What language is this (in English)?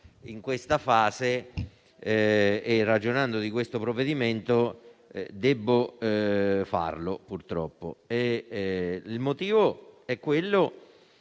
Italian